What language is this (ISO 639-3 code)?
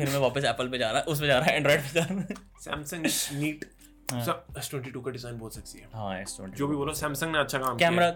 hin